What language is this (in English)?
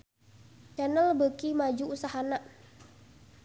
Sundanese